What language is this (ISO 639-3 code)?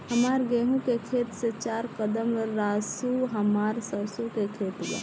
bho